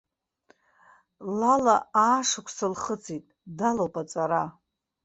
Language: Abkhazian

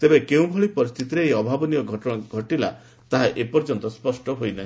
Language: Odia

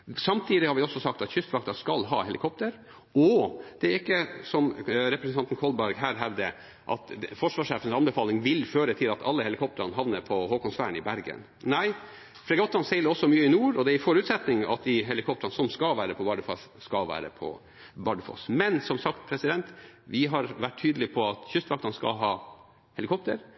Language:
Norwegian Bokmål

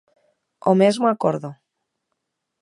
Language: Galician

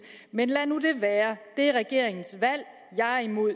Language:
Danish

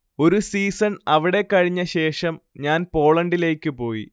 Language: Malayalam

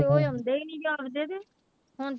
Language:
Punjabi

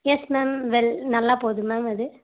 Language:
Tamil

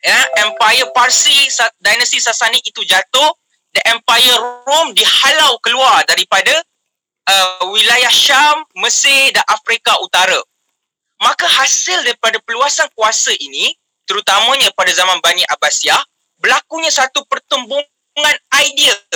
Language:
Malay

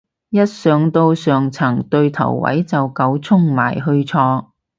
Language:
Cantonese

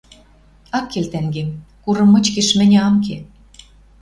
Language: Western Mari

